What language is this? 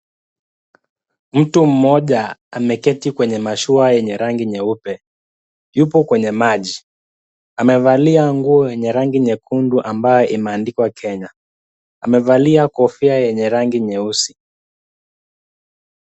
Swahili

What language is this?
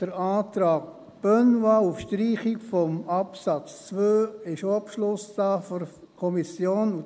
Swiss German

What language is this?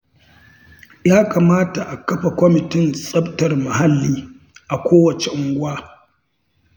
Hausa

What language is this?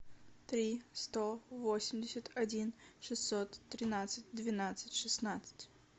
Russian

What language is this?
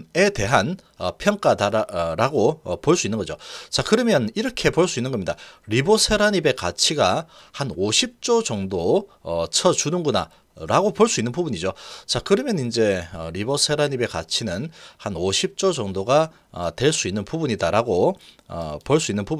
Korean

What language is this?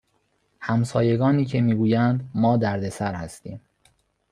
Persian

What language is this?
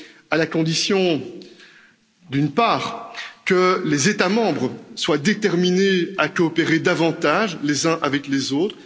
French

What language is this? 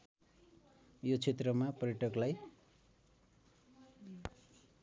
Nepali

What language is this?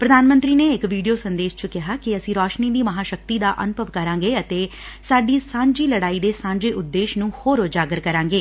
Punjabi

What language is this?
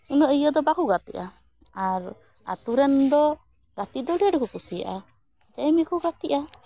Santali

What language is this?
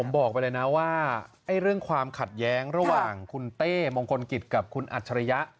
Thai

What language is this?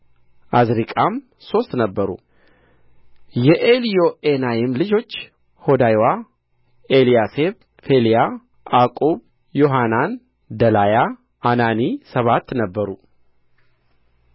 Amharic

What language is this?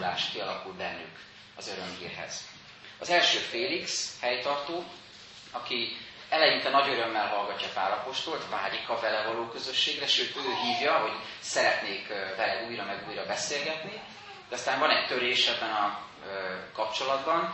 Hungarian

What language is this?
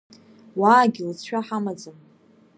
Abkhazian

